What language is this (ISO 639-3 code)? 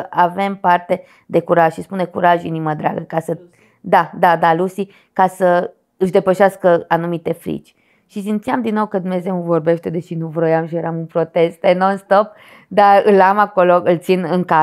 ron